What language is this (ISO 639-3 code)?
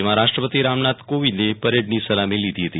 guj